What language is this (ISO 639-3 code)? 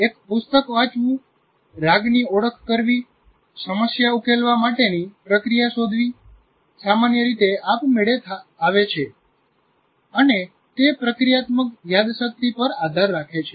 guj